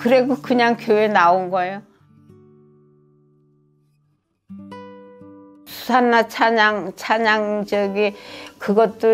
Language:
Korean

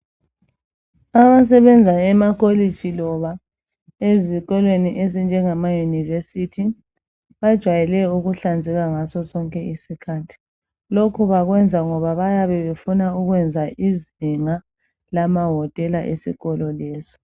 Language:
North Ndebele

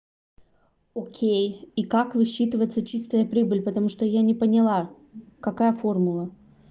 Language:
Russian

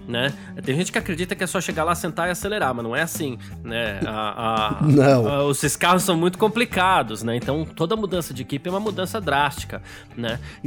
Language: Portuguese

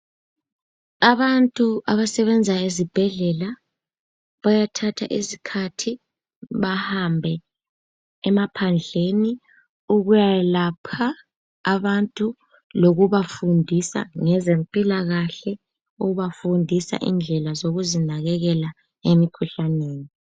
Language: North Ndebele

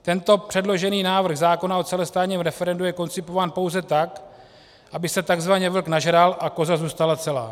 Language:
Czech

